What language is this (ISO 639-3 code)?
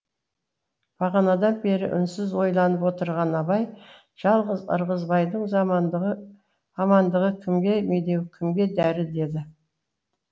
kaz